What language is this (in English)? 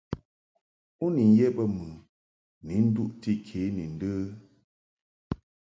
Mungaka